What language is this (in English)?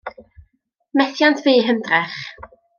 Welsh